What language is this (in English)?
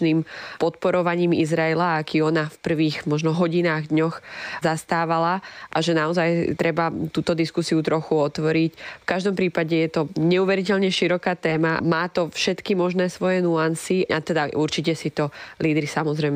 Slovak